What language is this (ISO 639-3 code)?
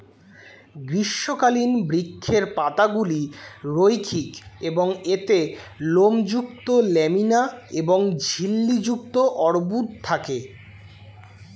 ben